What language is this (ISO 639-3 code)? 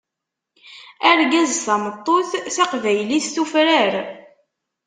kab